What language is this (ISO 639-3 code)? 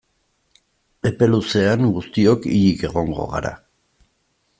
eus